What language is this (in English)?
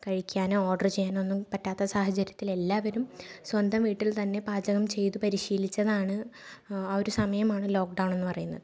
Malayalam